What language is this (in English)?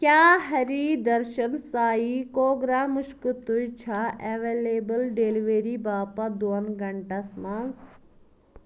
Kashmiri